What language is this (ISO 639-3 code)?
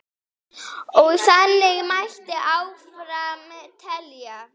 isl